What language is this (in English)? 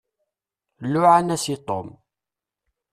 Kabyle